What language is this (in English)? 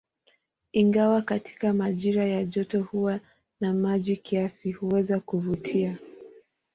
Swahili